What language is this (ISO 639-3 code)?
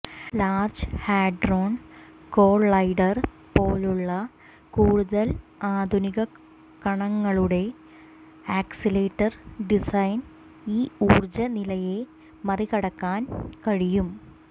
mal